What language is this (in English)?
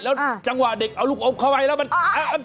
Thai